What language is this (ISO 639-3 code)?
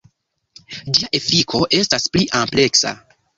epo